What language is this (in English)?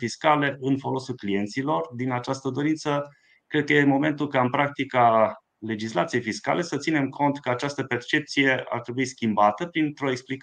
Romanian